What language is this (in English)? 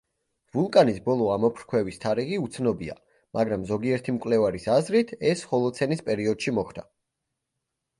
Georgian